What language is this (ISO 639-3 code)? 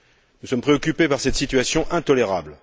fra